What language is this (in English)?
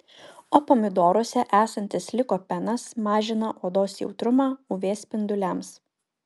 Lithuanian